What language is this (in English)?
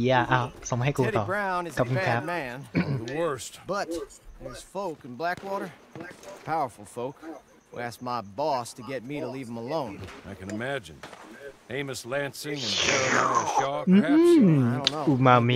Thai